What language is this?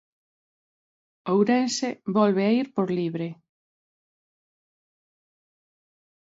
Galician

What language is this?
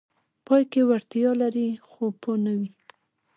Pashto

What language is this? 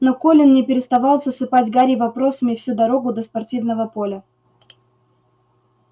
Russian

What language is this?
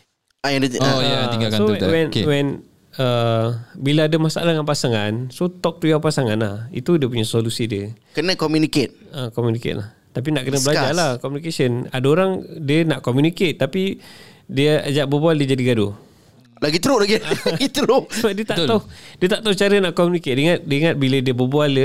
Malay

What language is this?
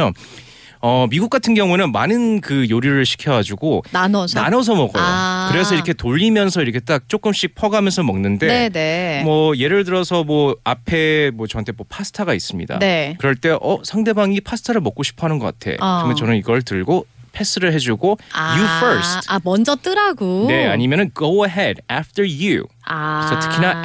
Korean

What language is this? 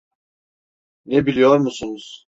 Turkish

